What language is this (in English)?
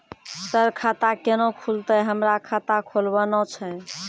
Maithili